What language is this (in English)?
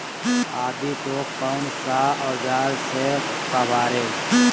Magahi